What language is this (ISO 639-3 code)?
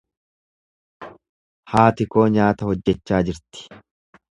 orm